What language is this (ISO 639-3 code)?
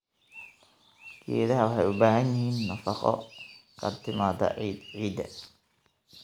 som